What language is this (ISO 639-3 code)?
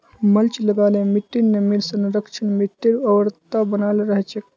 mag